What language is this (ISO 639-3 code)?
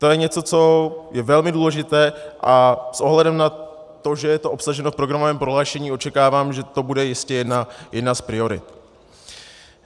ces